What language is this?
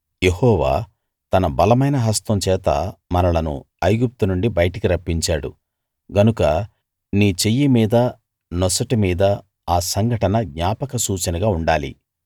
Telugu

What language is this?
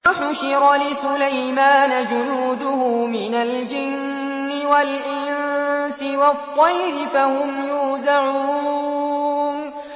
Arabic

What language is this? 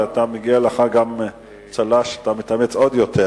Hebrew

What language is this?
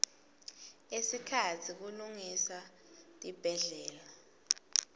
Swati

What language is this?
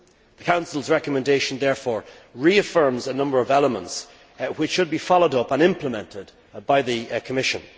English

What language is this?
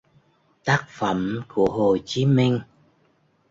Vietnamese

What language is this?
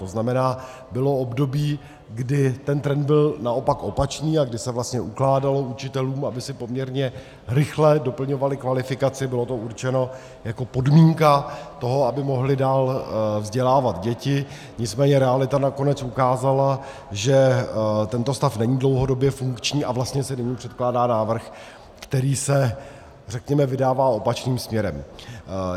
Czech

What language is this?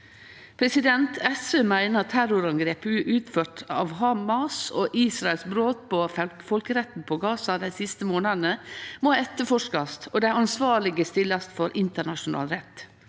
Norwegian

